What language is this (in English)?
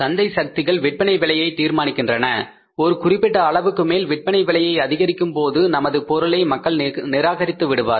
Tamil